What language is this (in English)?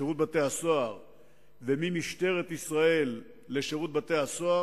Hebrew